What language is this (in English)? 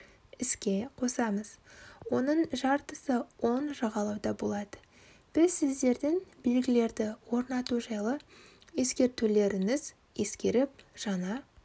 Kazakh